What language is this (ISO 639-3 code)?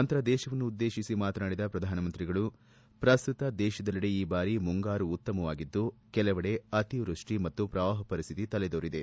kan